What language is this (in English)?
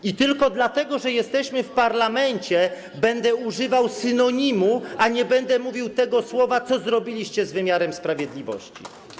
Polish